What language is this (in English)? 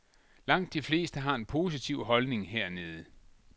Danish